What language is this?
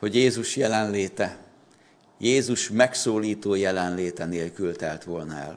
Hungarian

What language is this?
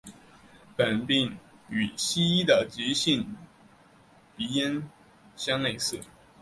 Chinese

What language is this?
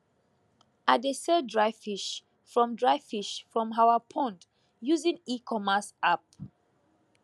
Nigerian Pidgin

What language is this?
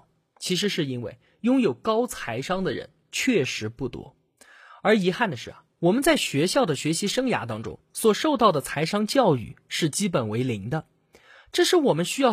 Chinese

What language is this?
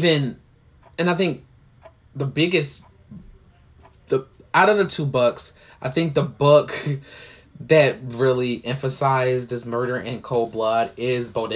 English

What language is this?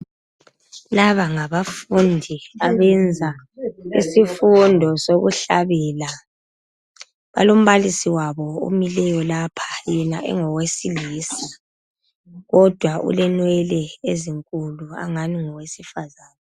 North Ndebele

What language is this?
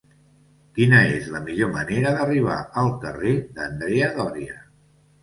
Catalan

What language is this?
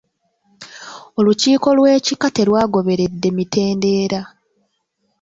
Ganda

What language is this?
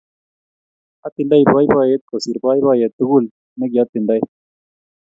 Kalenjin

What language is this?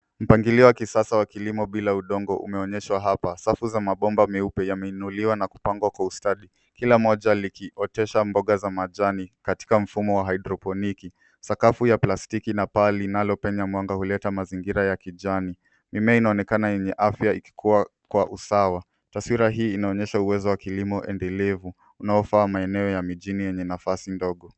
Swahili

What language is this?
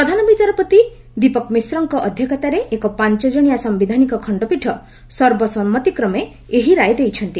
Odia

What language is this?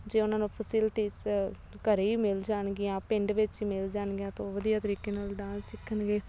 Punjabi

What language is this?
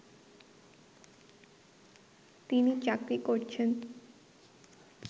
Bangla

